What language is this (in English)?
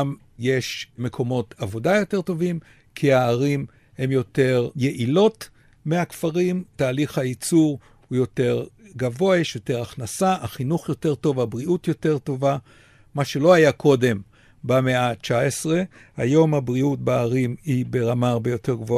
Hebrew